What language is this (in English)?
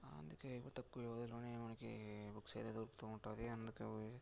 Telugu